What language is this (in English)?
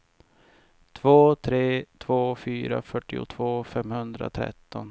Swedish